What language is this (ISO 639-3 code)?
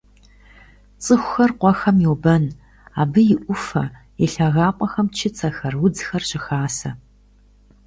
kbd